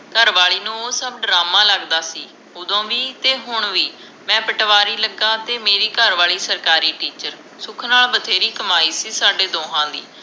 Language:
Punjabi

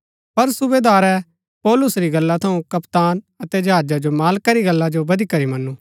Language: Gaddi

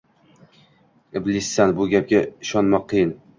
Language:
Uzbek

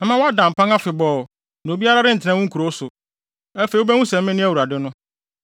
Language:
Akan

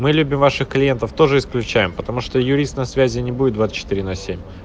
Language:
Russian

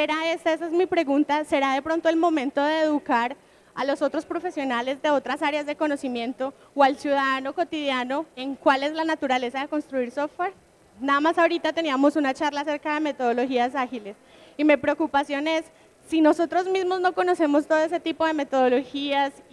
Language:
Spanish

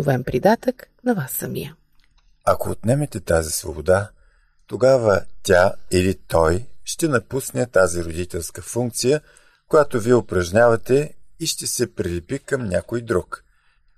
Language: Bulgarian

